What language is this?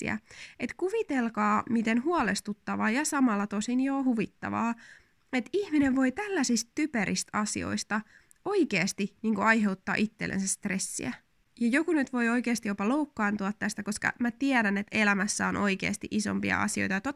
Finnish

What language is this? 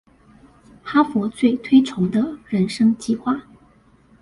Chinese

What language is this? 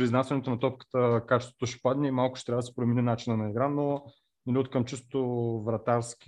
Bulgarian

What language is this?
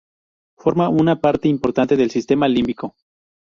Spanish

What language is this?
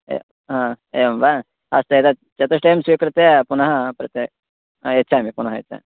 Sanskrit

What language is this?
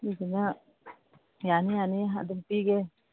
Manipuri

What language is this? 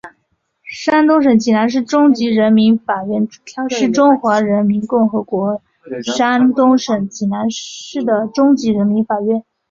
Chinese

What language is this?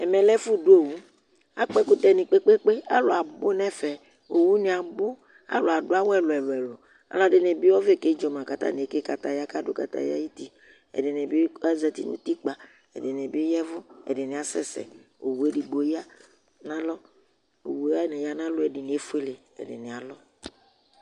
Ikposo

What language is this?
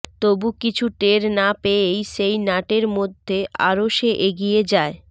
Bangla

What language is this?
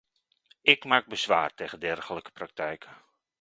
Dutch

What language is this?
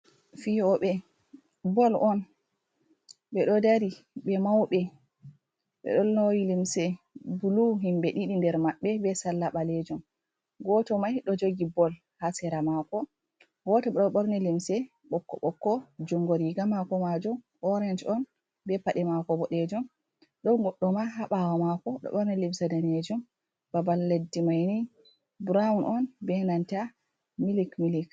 Fula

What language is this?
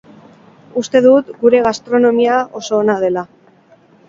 Basque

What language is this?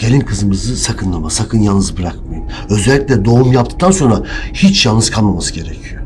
Turkish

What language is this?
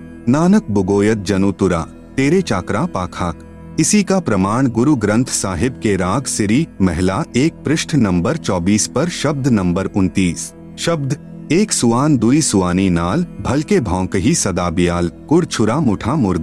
Hindi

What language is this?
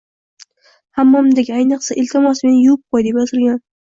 Uzbek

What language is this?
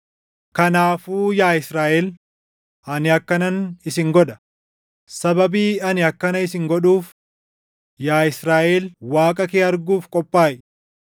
Oromo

